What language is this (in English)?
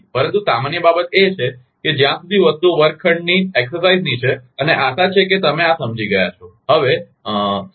Gujarati